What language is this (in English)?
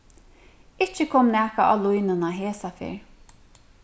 Faroese